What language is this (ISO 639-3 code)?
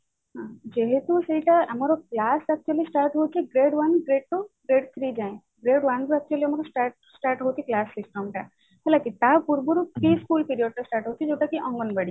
ori